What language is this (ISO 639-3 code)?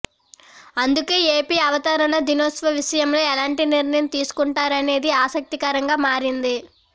tel